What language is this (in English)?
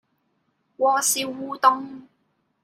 Cantonese